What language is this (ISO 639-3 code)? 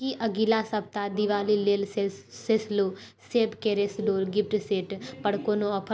mai